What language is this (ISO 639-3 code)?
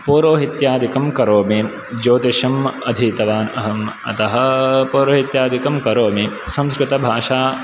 san